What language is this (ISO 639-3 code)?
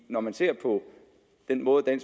dan